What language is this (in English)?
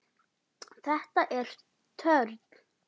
Icelandic